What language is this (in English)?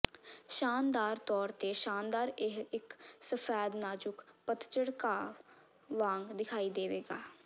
Punjabi